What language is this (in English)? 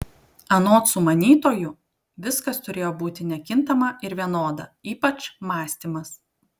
Lithuanian